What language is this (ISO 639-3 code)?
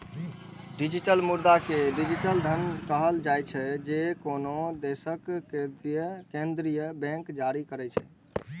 mai